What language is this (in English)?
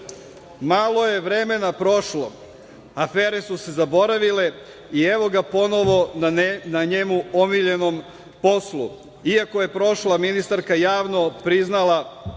Serbian